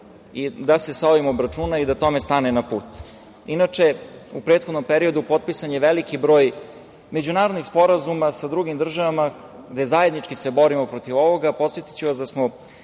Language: Serbian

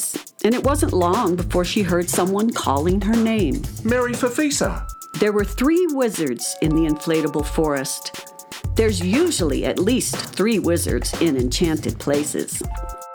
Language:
English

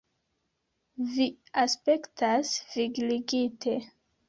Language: Esperanto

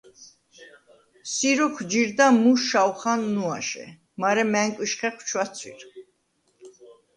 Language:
Svan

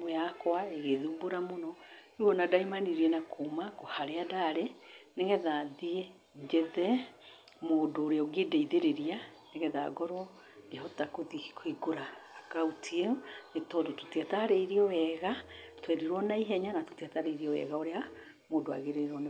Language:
Kikuyu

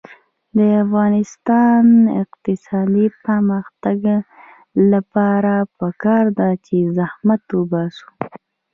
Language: Pashto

